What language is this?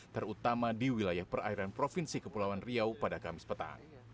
Indonesian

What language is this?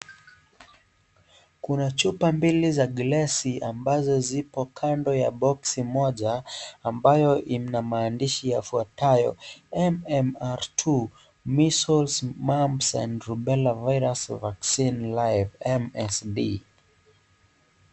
Swahili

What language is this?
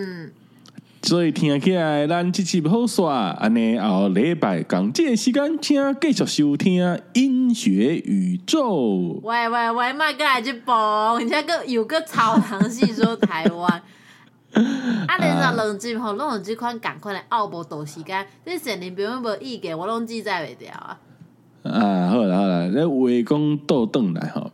Chinese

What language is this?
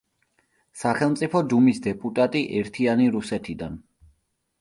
Georgian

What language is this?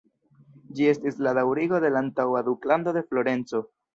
Esperanto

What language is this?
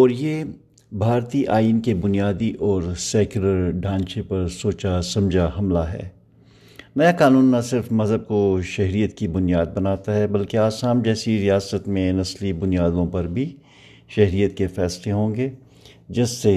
Urdu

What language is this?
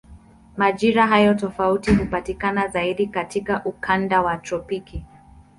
Swahili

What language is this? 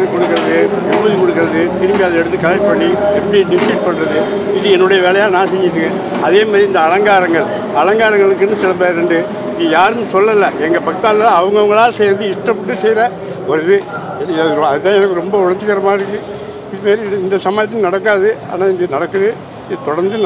Arabic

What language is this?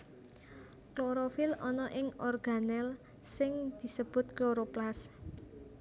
Javanese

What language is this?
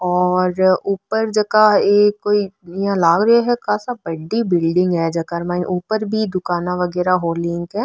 Marwari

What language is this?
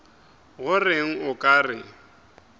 Northern Sotho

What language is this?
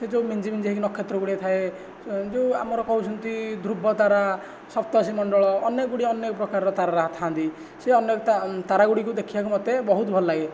Odia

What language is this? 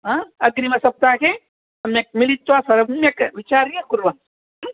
Sanskrit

